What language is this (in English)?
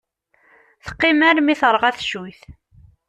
Kabyle